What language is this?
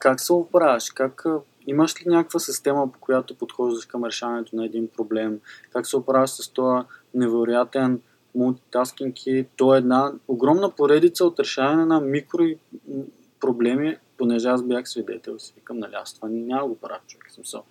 Bulgarian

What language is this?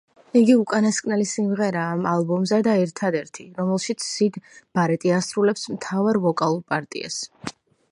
Georgian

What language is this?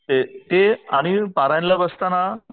Marathi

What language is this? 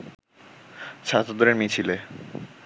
Bangla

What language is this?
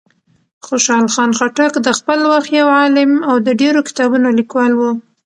Pashto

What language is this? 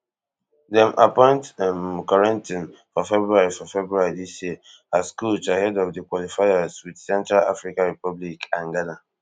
Nigerian Pidgin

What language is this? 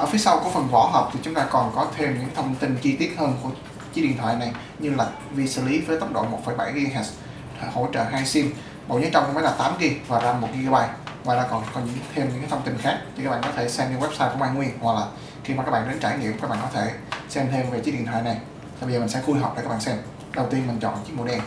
Vietnamese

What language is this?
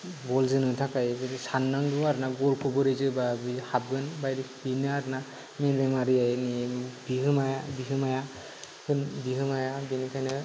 Bodo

